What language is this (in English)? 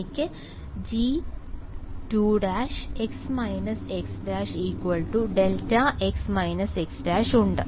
Malayalam